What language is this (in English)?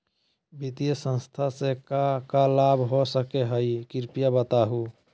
Magahi